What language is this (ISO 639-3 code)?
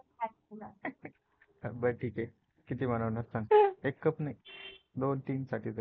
mar